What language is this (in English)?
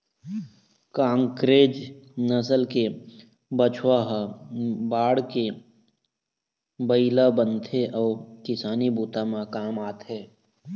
Chhattisgarhi